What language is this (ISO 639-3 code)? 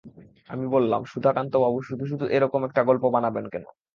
ben